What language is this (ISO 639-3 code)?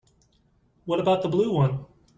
eng